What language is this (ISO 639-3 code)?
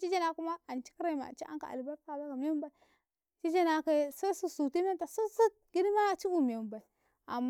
kai